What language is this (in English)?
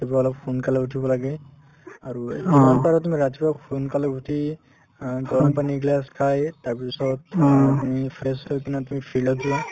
Assamese